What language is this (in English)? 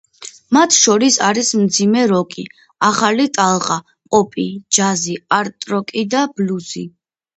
Georgian